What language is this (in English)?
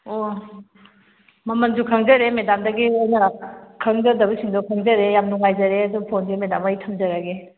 Manipuri